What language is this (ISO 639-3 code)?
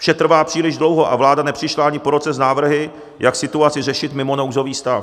ces